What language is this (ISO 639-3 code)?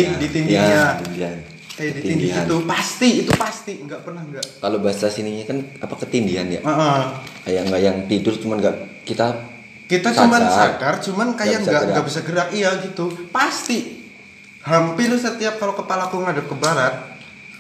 ind